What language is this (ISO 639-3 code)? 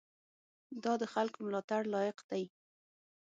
pus